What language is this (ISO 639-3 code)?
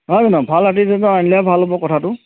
asm